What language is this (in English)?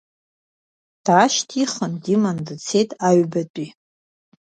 Abkhazian